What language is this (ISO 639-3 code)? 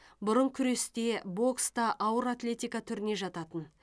kaz